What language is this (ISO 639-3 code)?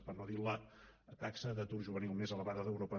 cat